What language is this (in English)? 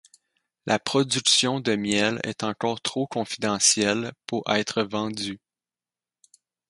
French